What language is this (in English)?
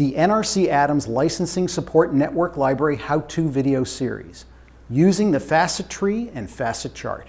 English